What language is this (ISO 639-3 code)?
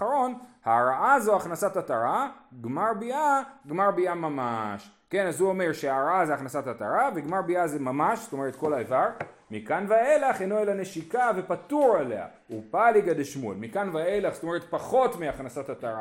heb